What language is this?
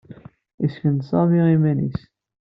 Kabyle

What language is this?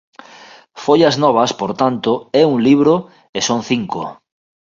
Galician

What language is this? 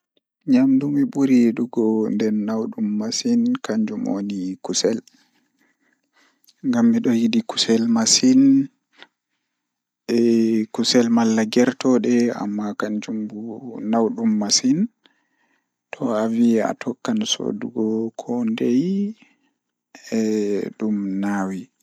Fula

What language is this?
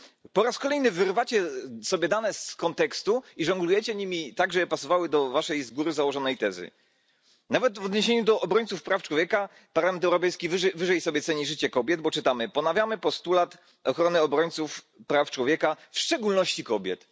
Polish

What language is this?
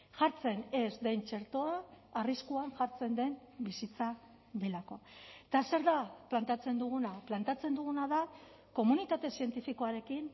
Basque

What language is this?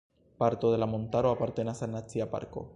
Esperanto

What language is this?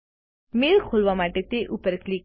Gujarati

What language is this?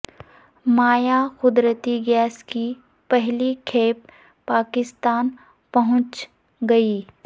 Urdu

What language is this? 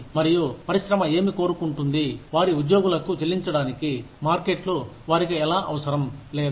Telugu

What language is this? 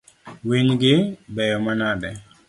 Luo (Kenya and Tanzania)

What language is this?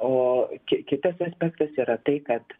Lithuanian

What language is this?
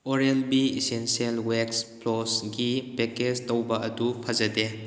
Manipuri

